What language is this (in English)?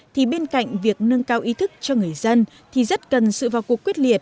Vietnamese